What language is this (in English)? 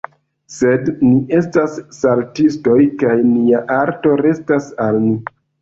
Esperanto